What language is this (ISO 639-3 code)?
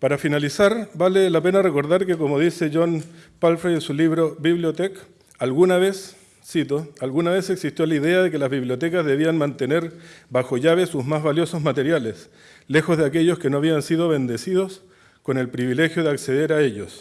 spa